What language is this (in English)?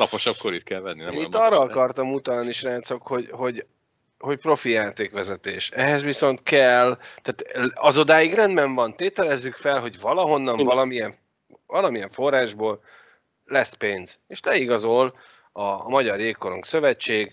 Hungarian